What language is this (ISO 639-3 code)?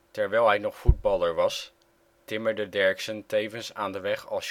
nld